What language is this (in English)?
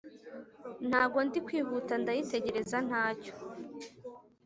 Kinyarwanda